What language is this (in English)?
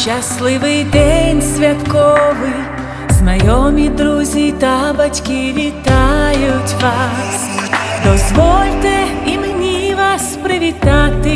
Romanian